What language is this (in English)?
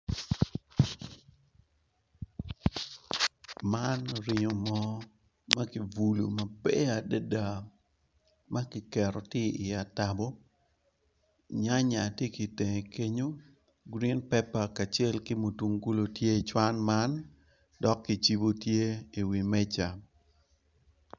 Acoli